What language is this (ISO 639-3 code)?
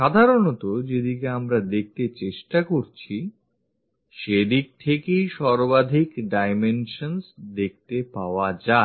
ben